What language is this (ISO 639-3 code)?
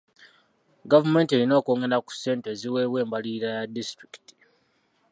lug